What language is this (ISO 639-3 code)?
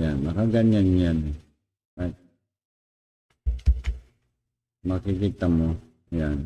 fil